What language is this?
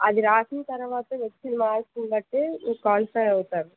Telugu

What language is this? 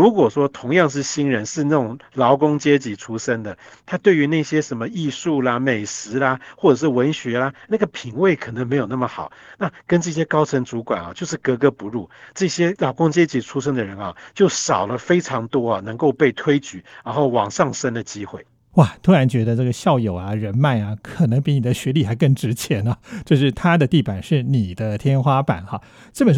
Chinese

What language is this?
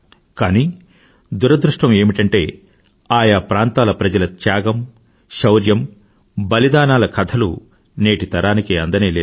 Telugu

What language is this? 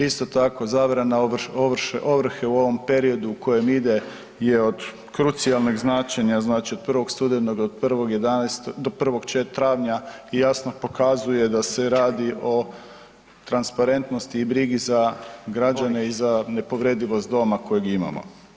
Croatian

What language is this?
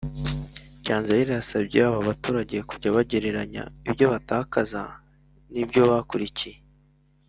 Kinyarwanda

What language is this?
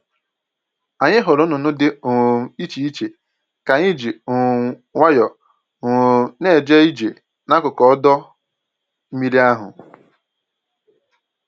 Igbo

